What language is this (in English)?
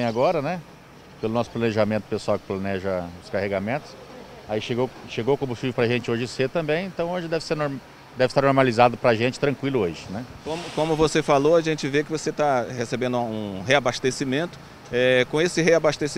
Portuguese